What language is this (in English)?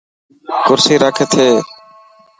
Dhatki